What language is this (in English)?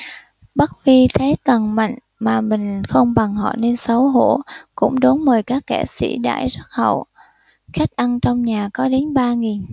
Vietnamese